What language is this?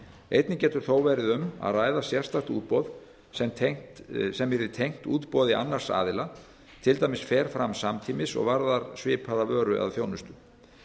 Icelandic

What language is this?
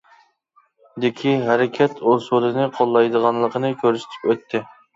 Uyghur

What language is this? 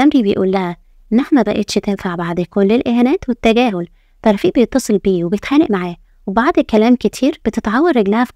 Arabic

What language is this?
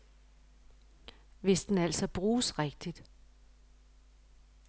Danish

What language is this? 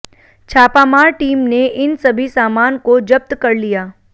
Hindi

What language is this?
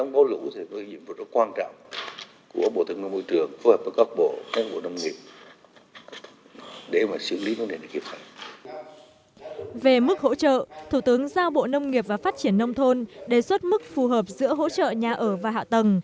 Vietnamese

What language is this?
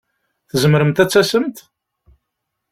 Kabyle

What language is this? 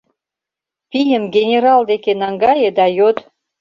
Mari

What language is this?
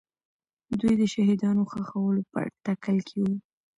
Pashto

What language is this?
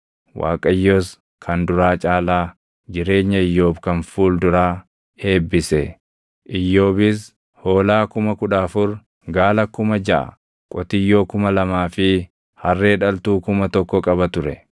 Oromo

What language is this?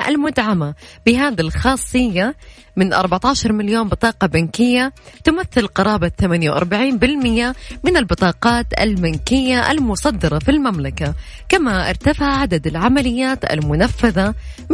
Arabic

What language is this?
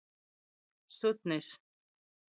Latgalian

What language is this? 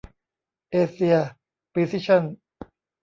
Thai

